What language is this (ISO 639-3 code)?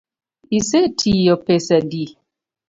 luo